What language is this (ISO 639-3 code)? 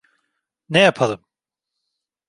tur